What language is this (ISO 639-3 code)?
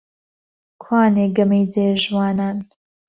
ckb